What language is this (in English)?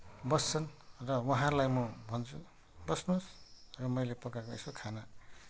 Nepali